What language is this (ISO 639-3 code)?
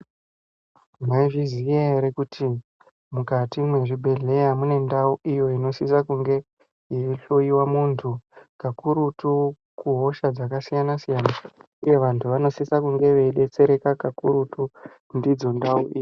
ndc